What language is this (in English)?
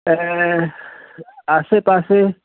Sindhi